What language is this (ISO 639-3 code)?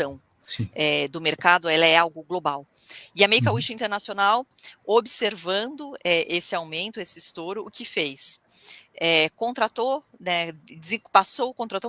por